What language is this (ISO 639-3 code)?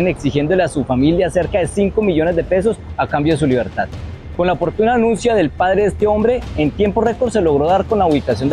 spa